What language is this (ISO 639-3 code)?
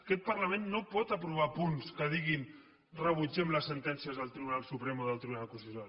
cat